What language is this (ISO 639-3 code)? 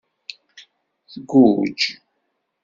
kab